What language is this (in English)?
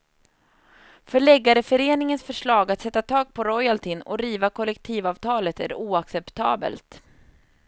Swedish